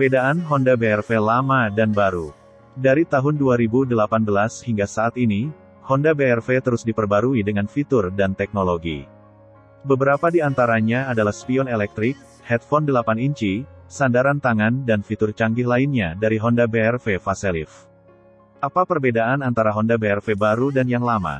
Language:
Indonesian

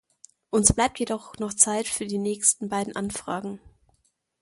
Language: German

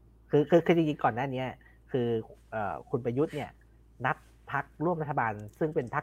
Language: Thai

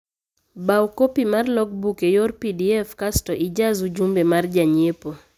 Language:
Luo (Kenya and Tanzania)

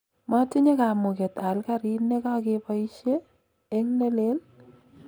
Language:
Kalenjin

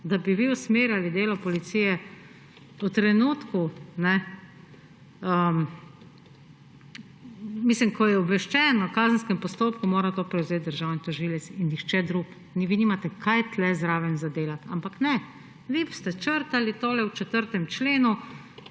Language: Slovenian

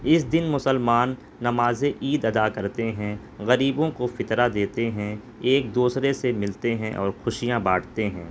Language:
Urdu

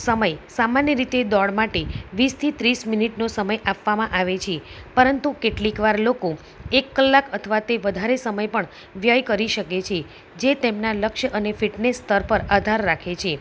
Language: Gujarati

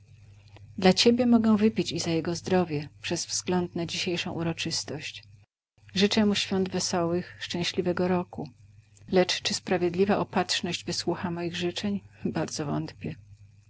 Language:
Polish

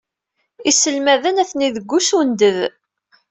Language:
Kabyle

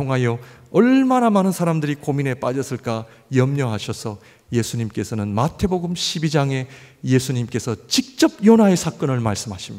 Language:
Korean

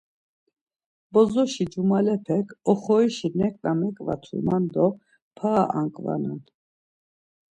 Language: Laz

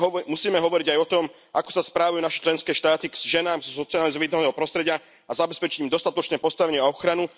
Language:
Slovak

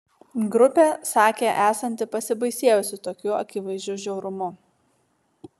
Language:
Lithuanian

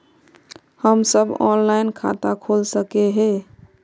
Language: Magahi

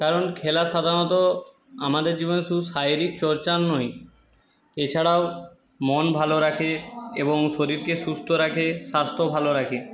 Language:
Bangla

